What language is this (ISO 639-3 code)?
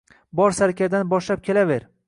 uzb